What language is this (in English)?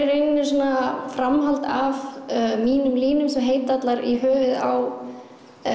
Icelandic